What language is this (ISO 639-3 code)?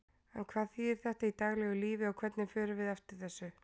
isl